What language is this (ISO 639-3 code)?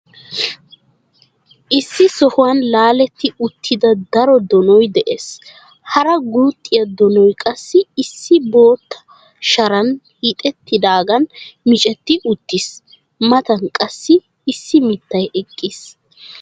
wal